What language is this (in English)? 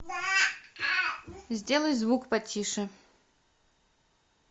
Russian